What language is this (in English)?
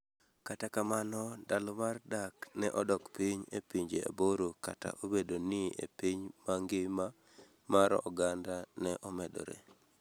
Luo (Kenya and Tanzania)